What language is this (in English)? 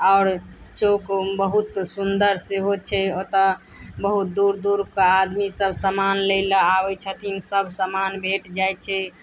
Maithili